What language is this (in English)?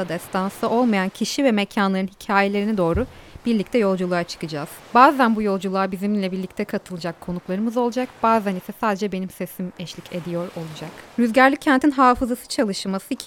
Turkish